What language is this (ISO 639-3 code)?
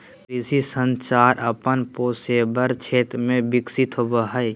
mag